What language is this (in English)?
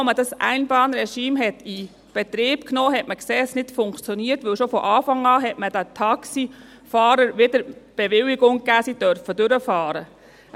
Swiss German